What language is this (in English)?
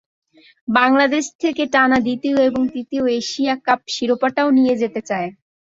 Bangla